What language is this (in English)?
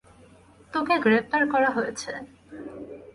Bangla